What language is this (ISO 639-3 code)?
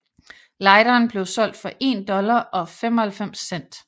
dan